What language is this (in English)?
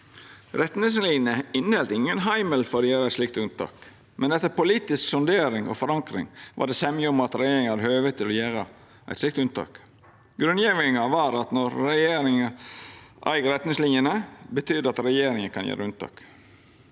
Norwegian